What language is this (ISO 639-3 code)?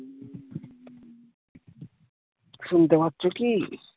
ben